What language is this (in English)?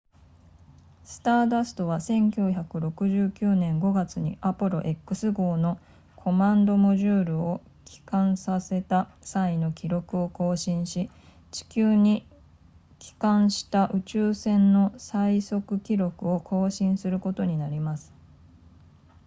Japanese